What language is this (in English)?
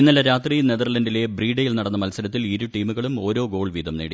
Malayalam